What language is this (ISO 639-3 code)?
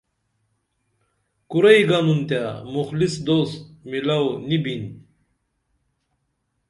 dml